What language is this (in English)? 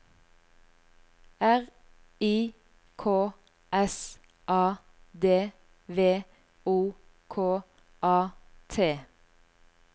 Norwegian